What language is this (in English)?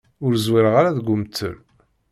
Kabyle